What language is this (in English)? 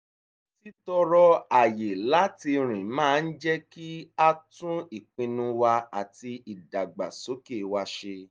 Yoruba